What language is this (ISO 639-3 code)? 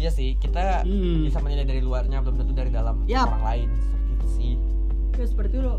ind